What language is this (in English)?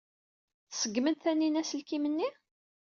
Kabyle